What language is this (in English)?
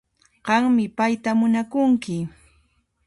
Puno Quechua